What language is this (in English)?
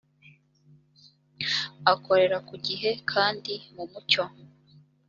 Kinyarwanda